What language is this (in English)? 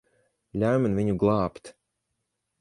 Latvian